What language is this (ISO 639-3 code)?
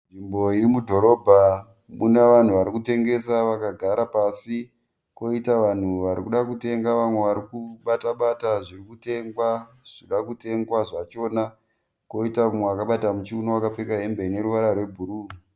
sna